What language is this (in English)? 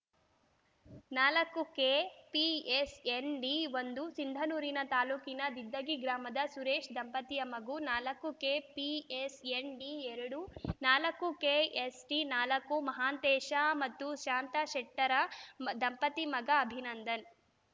Kannada